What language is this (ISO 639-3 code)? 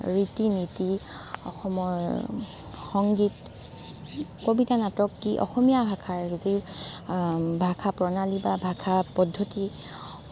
asm